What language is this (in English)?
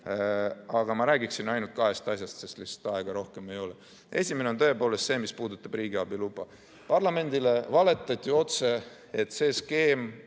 Estonian